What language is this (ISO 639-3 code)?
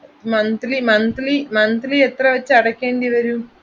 mal